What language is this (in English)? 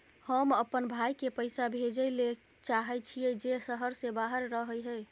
Maithili